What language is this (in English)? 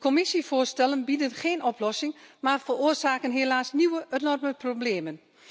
Dutch